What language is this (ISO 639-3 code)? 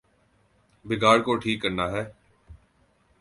urd